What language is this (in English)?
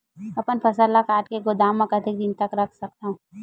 Chhattisgarhi